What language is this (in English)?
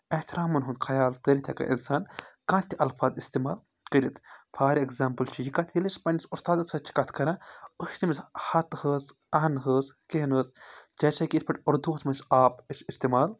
Kashmiri